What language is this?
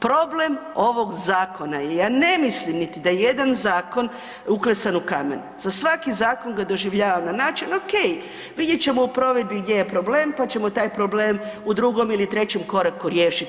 Croatian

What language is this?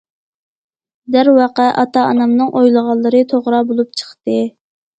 Uyghur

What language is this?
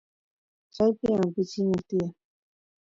Santiago del Estero Quichua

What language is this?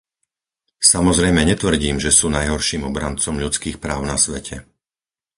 Slovak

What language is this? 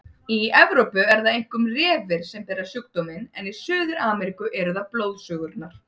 Icelandic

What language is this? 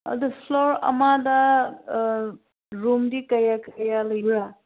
Manipuri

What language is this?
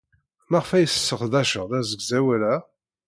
Kabyle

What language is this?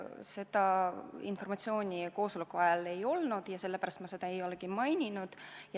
Estonian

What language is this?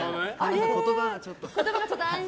Japanese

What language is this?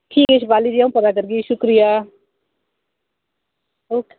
Dogri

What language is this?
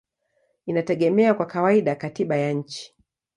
Swahili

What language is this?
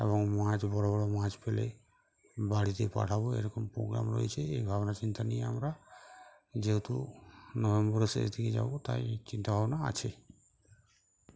Bangla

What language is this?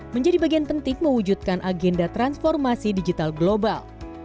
Indonesian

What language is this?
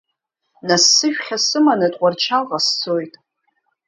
Abkhazian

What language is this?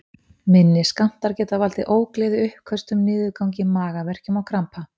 Icelandic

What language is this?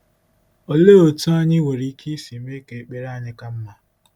Igbo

